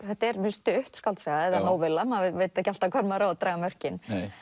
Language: Icelandic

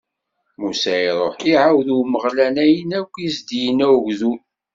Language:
Kabyle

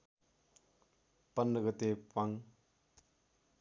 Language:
Nepali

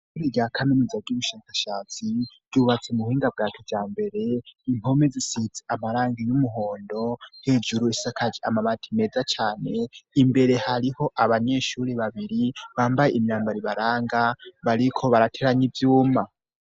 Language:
Rundi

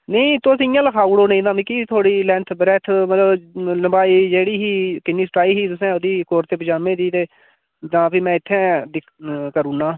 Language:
Dogri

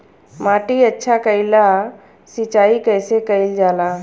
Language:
Bhojpuri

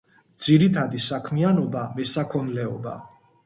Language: Georgian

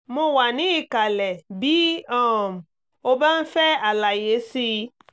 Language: Yoruba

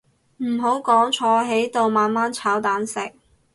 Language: Cantonese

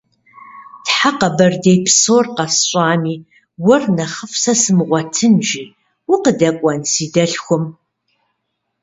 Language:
Kabardian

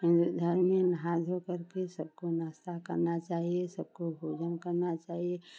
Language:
Hindi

